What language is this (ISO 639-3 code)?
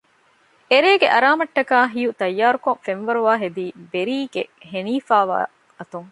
div